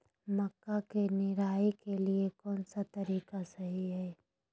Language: Magahi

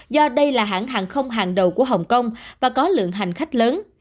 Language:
Vietnamese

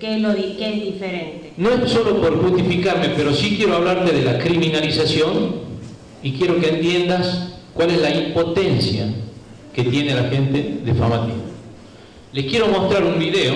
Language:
Spanish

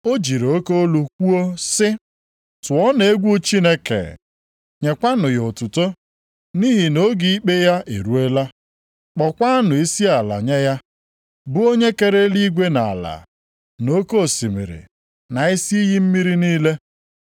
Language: Igbo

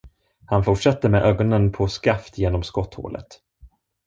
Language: Swedish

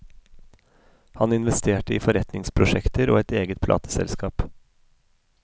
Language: Norwegian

